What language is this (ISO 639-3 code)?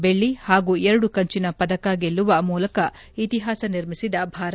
kan